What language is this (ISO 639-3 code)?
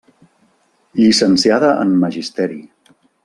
cat